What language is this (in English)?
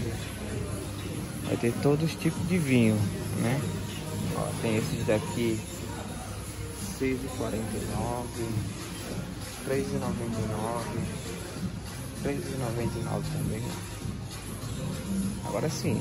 Portuguese